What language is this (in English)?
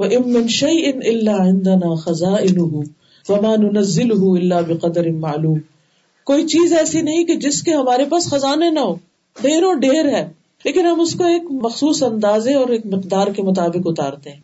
Urdu